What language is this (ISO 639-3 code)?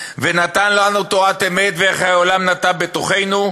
heb